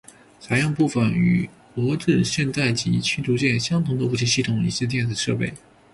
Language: Chinese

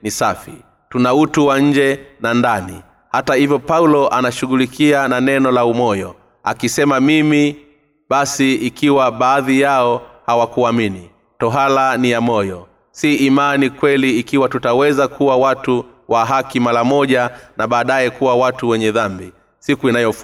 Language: Swahili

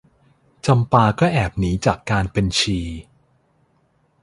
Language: Thai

